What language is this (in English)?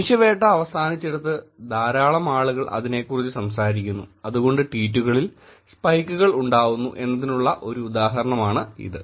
Malayalam